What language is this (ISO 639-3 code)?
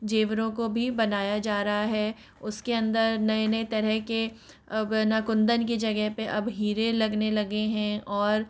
hin